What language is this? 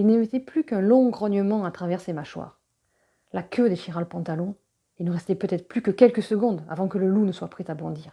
French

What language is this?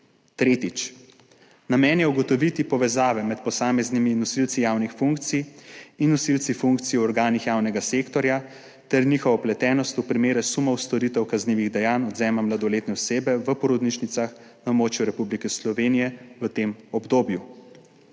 Slovenian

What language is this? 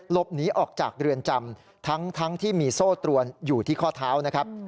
Thai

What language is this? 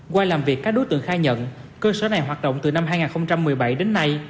Vietnamese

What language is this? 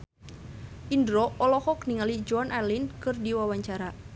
Sundanese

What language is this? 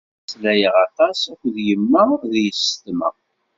Kabyle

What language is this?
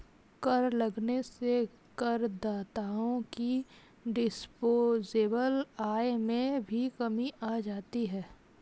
Hindi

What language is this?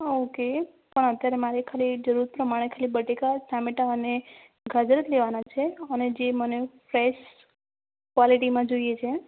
Gujarati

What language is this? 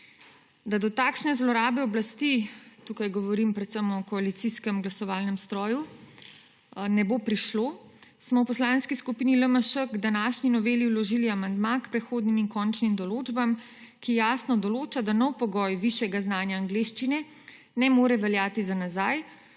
Slovenian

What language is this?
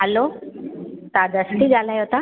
Sindhi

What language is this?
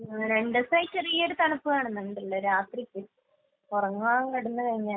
Malayalam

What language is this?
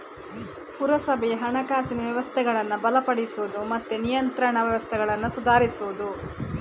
Kannada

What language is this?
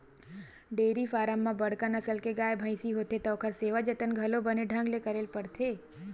Chhattisgarhi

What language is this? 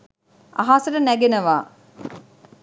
Sinhala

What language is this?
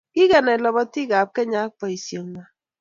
Kalenjin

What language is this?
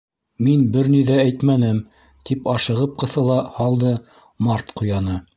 Bashkir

